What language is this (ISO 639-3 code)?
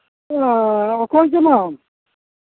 sat